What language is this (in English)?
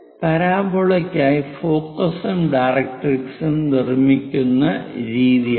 Malayalam